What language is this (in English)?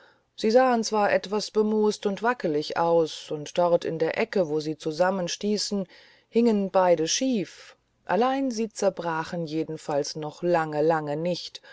German